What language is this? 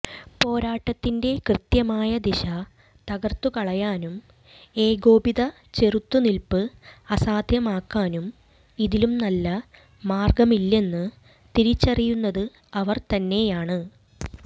Malayalam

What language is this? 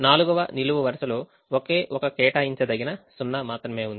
Telugu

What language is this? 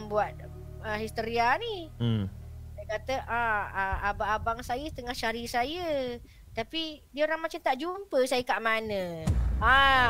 Malay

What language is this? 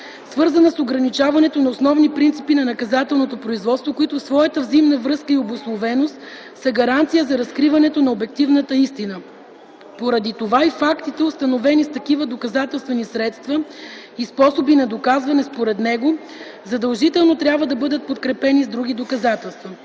Bulgarian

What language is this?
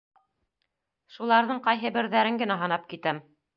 Bashkir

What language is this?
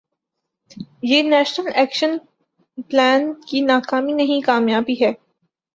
Urdu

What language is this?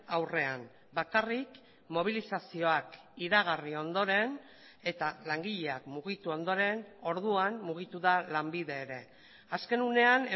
Basque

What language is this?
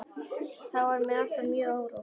Icelandic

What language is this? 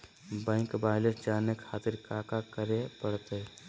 Magahi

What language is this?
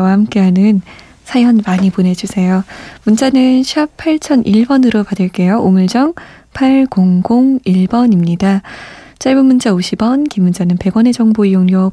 Korean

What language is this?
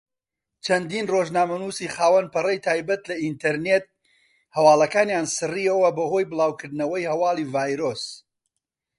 Central Kurdish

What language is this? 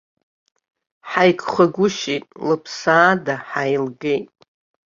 Abkhazian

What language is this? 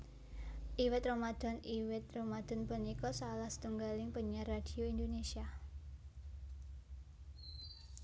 Javanese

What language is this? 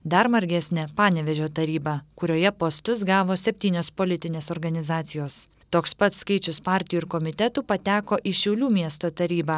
Lithuanian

